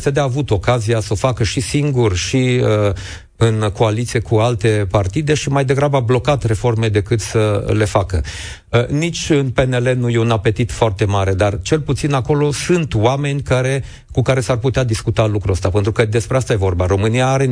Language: Romanian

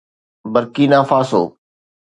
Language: Sindhi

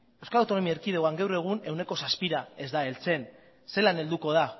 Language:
Basque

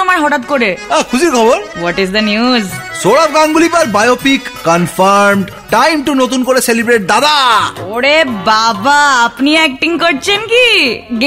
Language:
Hindi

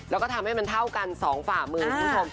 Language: Thai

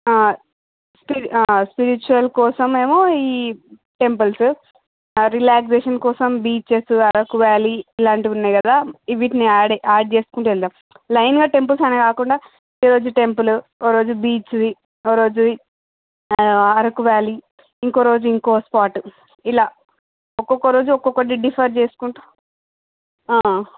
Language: Telugu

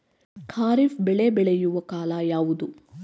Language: Kannada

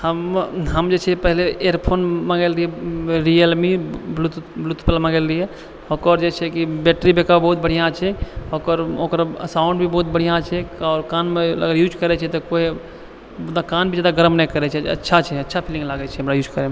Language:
Maithili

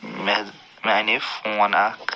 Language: Kashmiri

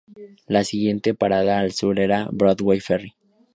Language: Spanish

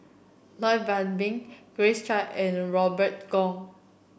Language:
English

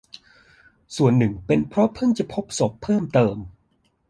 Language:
Thai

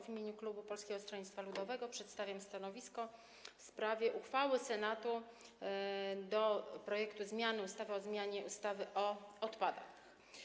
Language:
Polish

